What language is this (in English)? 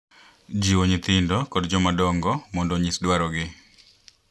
Luo (Kenya and Tanzania)